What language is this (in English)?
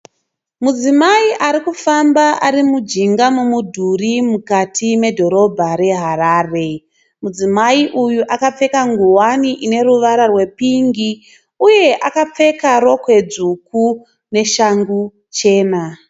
Shona